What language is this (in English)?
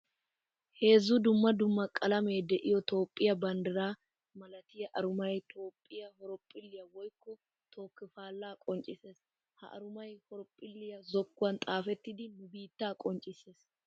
Wolaytta